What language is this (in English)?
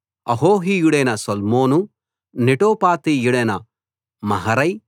Telugu